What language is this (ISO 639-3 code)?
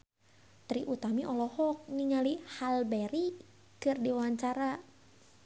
sun